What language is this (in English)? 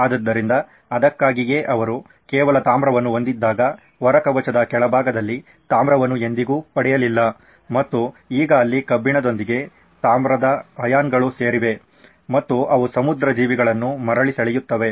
Kannada